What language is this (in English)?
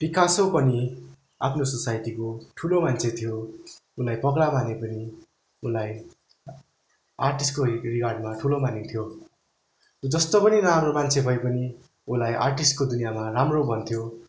Nepali